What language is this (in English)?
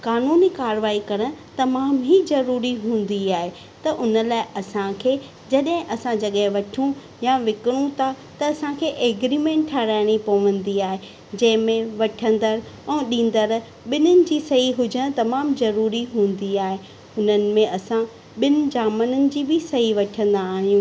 Sindhi